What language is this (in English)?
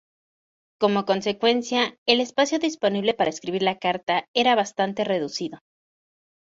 Spanish